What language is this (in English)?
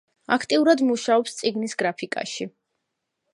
Georgian